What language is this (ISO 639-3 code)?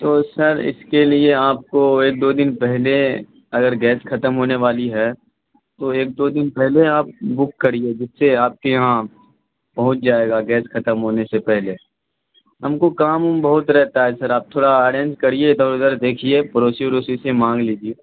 urd